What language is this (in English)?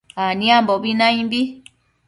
Matsés